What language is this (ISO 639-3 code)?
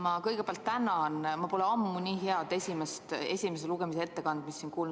est